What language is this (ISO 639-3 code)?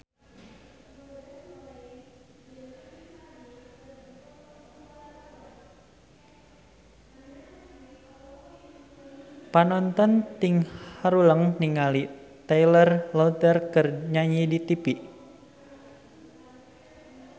sun